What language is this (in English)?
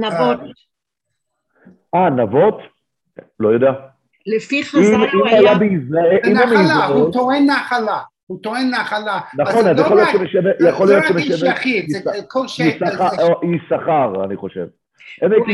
Hebrew